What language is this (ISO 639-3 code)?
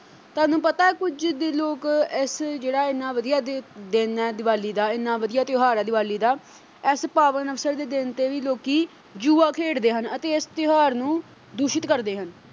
pan